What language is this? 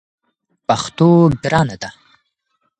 Pashto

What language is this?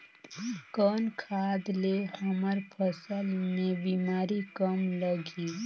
Chhattisgarhi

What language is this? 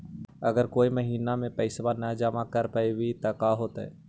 Magahi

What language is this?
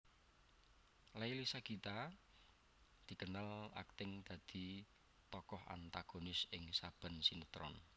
Javanese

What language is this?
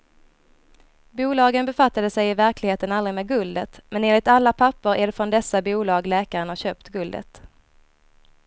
Swedish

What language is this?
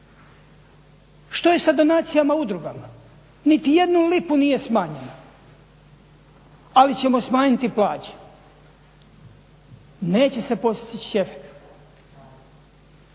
Croatian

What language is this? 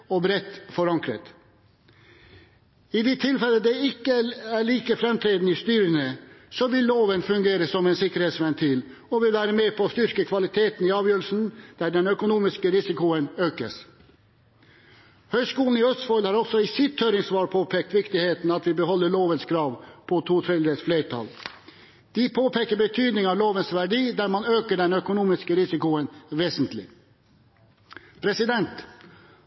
Norwegian Bokmål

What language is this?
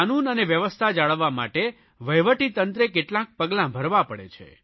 Gujarati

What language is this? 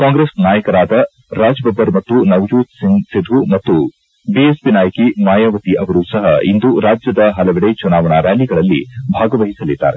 Kannada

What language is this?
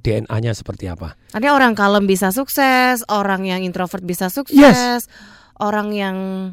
Indonesian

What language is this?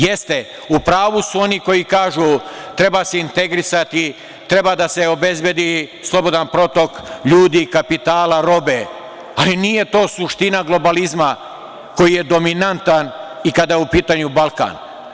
Serbian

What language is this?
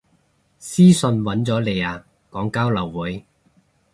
Cantonese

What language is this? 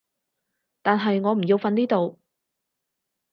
Cantonese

